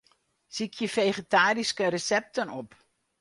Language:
Western Frisian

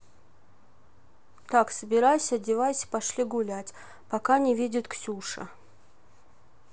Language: Russian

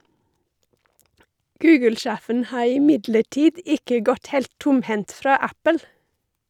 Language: Norwegian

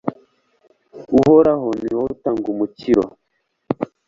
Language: Kinyarwanda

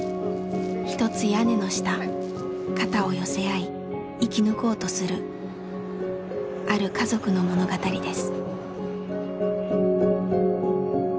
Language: Japanese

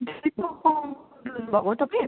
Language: Nepali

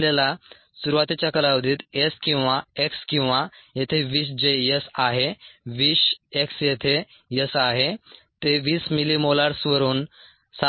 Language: Marathi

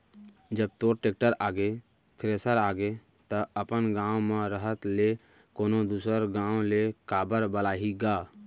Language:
Chhattisgarhi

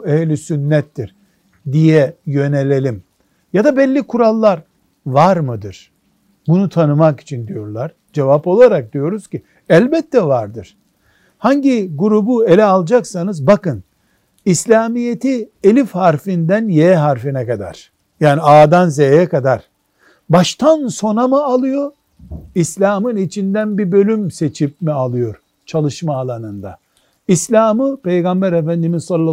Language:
Turkish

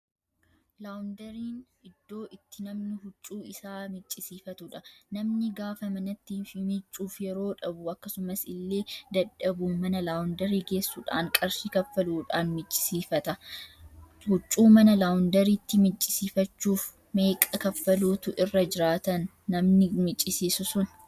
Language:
Oromo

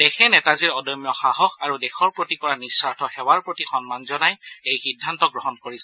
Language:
Assamese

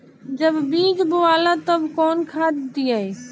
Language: Bhojpuri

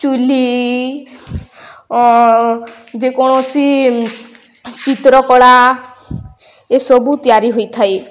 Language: Odia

